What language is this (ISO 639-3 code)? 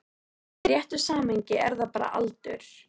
isl